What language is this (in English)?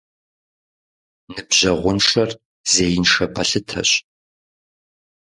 Kabardian